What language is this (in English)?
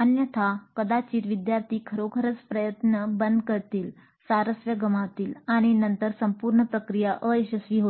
Marathi